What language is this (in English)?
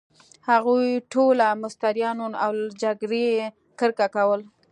Pashto